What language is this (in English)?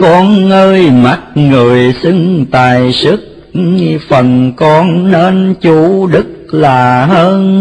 Vietnamese